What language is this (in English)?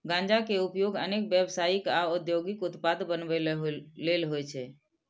Maithili